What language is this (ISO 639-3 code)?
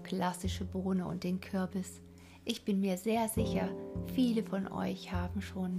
deu